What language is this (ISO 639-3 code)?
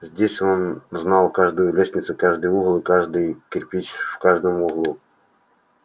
rus